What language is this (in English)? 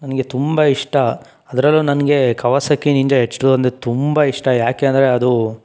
Kannada